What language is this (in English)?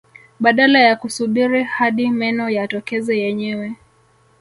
Swahili